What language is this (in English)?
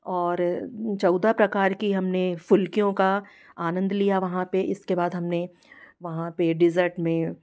Hindi